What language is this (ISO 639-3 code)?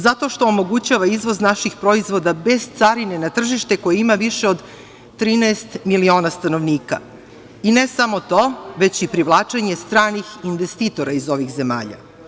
srp